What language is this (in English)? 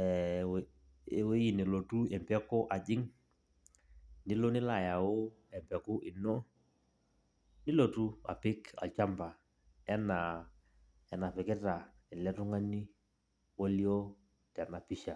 Masai